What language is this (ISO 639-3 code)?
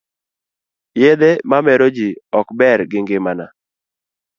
luo